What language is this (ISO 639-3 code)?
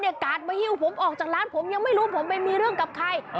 tha